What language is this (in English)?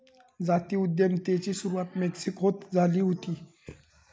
Marathi